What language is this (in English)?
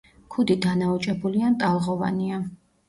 Georgian